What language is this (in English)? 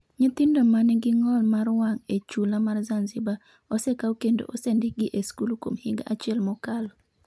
Luo (Kenya and Tanzania)